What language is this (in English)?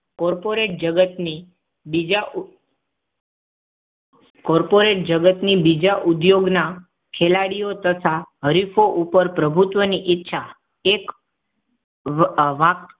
Gujarati